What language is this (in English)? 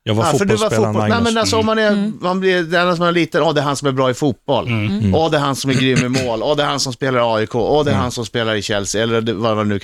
Swedish